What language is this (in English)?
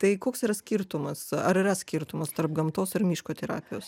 Lithuanian